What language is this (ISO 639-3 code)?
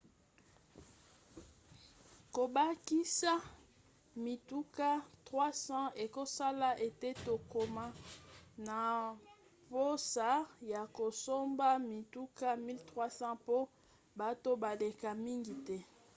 lin